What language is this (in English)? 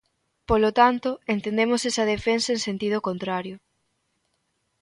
Galician